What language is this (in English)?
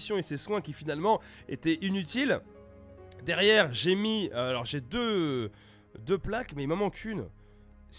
French